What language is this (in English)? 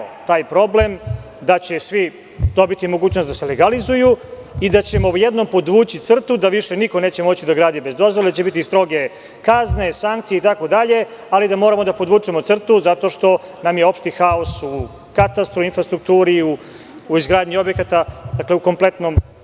Serbian